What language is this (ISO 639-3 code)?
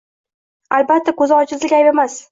uzb